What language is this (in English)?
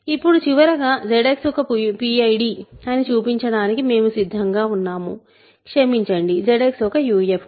Telugu